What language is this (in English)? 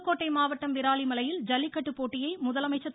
Tamil